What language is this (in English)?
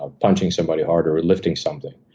English